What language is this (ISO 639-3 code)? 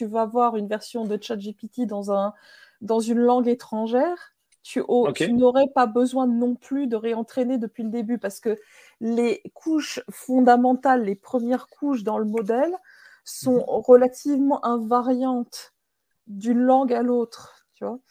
fra